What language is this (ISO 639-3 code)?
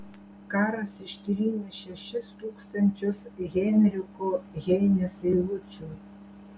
lit